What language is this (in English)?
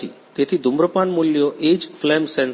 Gujarati